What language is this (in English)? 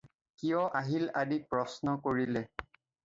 Assamese